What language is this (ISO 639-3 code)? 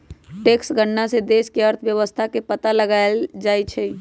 mag